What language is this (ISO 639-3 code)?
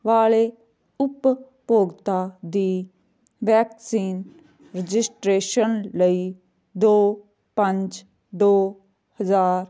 pan